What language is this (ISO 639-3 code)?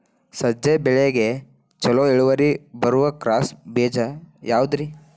kan